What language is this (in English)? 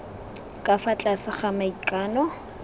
Tswana